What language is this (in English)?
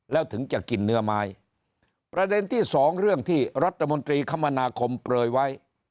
Thai